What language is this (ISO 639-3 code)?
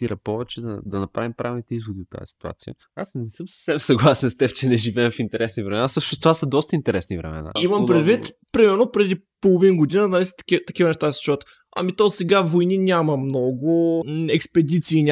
bul